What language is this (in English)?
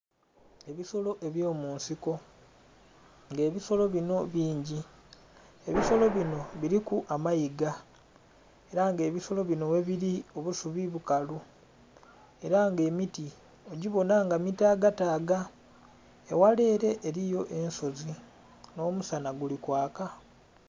Soga